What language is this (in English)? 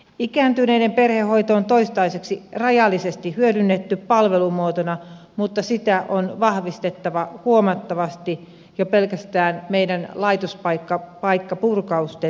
Finnish